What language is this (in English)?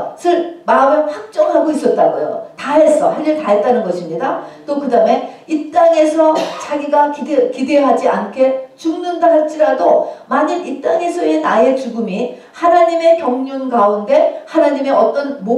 Korean